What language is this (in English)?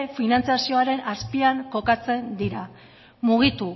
Basque